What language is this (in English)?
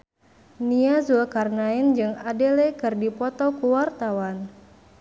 Sundanese